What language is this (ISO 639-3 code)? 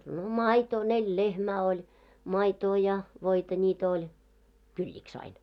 fin